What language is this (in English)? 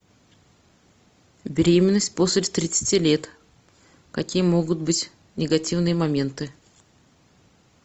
Russian